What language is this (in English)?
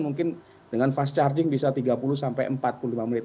Indonesian